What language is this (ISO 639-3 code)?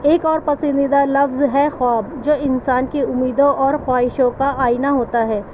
urd